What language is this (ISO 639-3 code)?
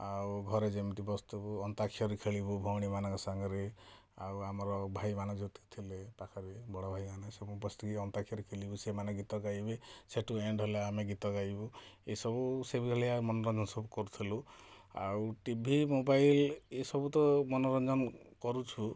ori